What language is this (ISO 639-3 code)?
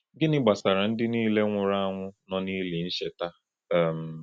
ibo